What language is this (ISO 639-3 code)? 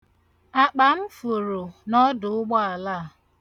ibo